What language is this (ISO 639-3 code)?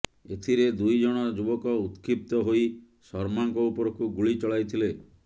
ori